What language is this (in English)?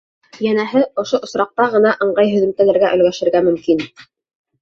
Bashkir